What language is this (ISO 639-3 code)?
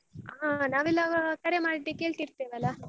kan